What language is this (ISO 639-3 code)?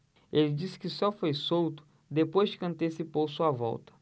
por